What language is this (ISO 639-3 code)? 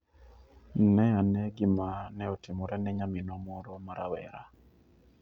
luo